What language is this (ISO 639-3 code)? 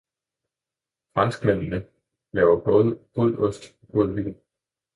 dan